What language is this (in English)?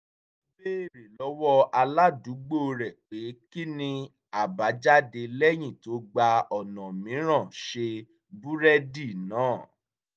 Yoruba